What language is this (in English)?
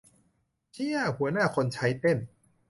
Thai